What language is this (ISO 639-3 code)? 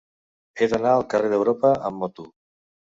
cat